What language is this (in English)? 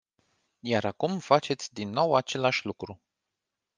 Romanian